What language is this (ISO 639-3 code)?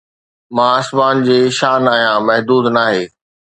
snd